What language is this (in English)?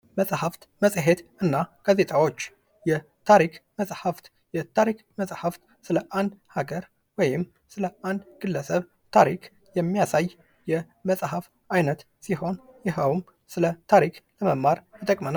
Amharic